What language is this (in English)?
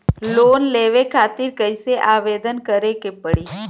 Bhojpuri